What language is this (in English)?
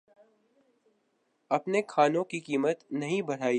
Urdu